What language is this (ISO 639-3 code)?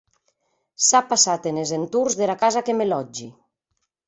oci